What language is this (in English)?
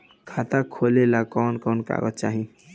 Bhojpuri